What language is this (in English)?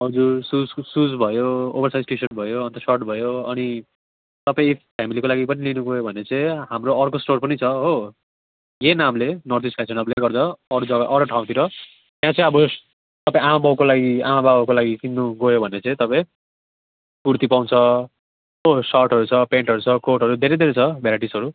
Nepali